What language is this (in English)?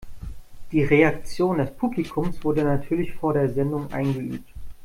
German